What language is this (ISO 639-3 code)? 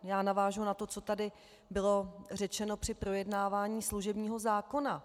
ces